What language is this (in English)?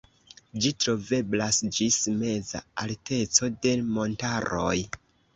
Esperanto